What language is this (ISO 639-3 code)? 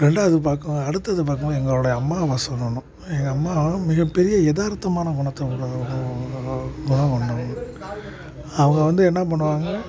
tam